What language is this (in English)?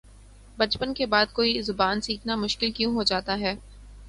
Urdu